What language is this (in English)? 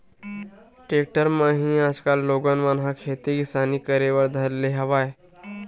Chhattisgarhi